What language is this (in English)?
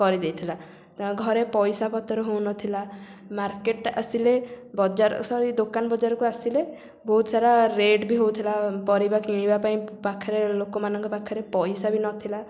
Odia